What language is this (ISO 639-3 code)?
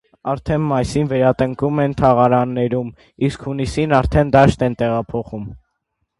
hye